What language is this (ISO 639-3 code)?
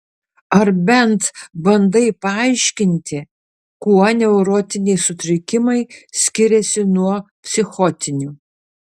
lit